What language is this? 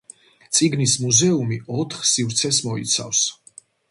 Georgian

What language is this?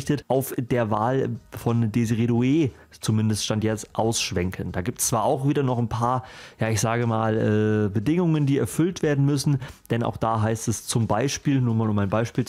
German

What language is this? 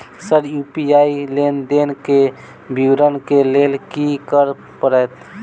Maithili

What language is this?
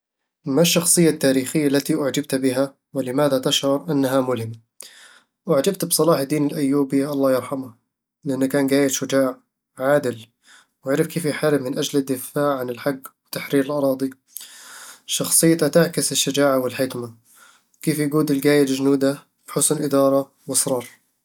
Eastern Egyptian Bedawi Arabic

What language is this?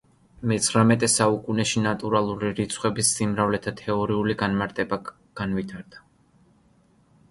Georgian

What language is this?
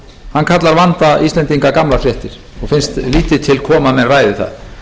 Icelandic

